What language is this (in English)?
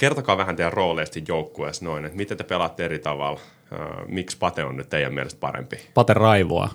Finnish